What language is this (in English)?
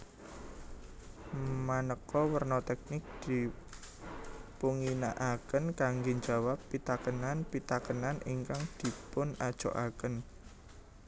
Javanese